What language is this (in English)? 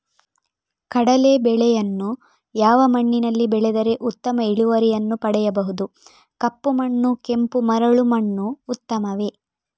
Kannada